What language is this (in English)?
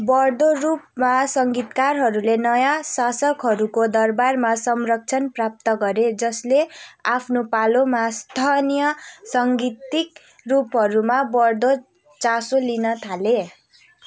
Nepali